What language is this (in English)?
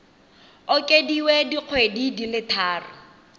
Tswana